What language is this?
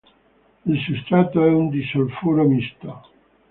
Italian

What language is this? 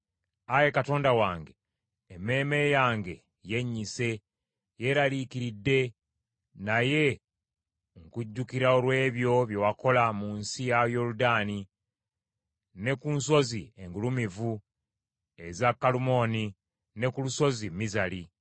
Ganda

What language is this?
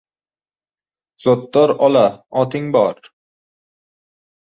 Uzbek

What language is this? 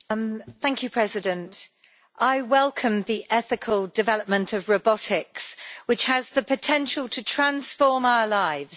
English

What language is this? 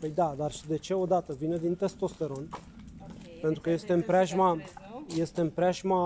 Romanian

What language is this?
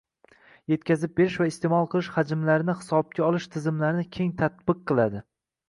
Uzbek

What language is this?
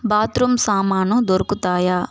Telugu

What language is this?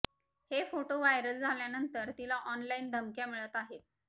Marathi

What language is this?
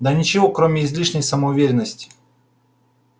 Russian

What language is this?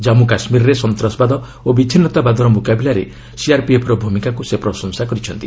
Odia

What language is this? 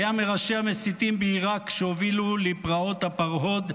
Hebrew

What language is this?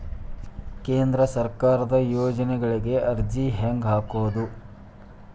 Kannada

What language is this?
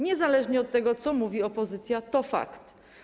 Polish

